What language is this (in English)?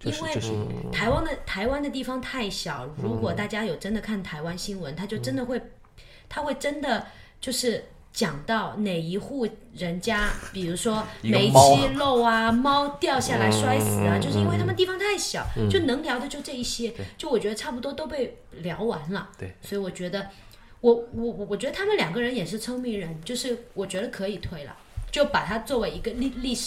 Chinese